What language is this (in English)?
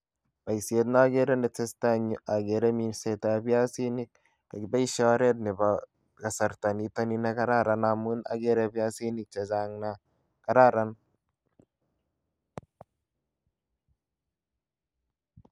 Kalenjin